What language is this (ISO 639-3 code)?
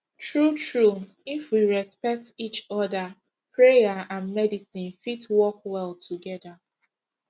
pcm